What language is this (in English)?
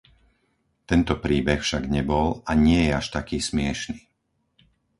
Slovak